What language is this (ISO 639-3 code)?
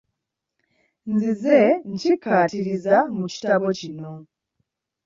lug